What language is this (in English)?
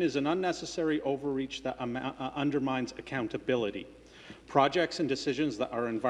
English